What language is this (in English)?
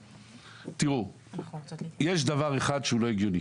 Hebrew